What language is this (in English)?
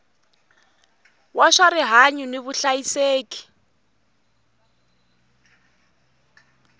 Tsonga